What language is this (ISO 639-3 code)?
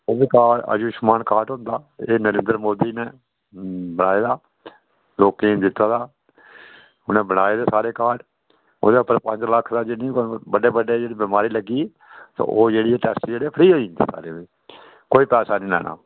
doi